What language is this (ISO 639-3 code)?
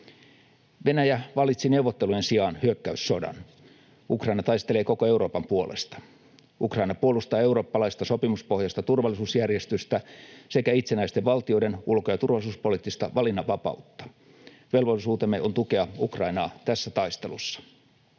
fin